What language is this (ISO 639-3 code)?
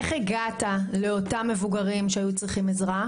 heb